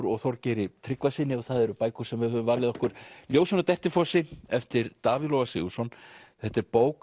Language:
Icelandic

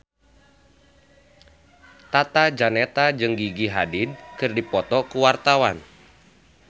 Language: Sundanese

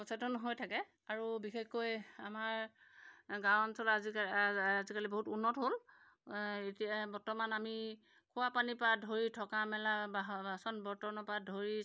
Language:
Assamese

